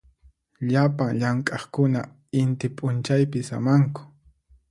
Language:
Puno Quechua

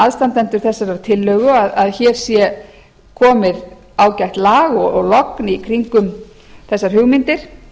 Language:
Icelandic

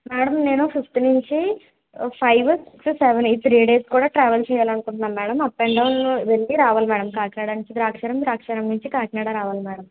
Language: Telugu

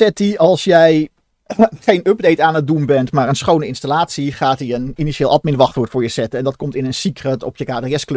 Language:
Dutch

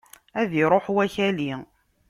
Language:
Kabyle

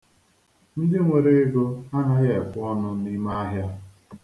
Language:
Igbo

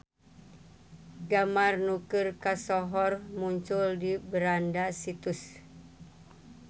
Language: Sundanese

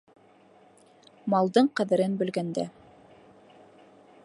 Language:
Bashkir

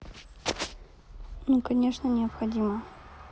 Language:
Russian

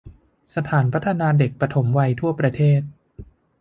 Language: Thai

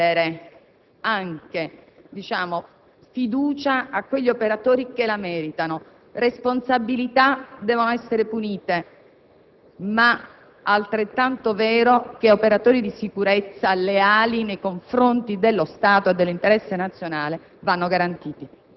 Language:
Italian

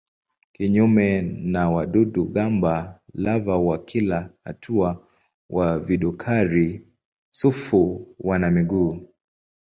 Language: Swahili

